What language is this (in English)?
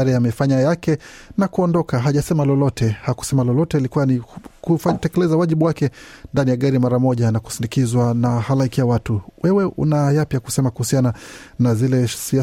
Swahili